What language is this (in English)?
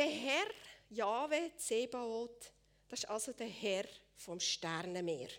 German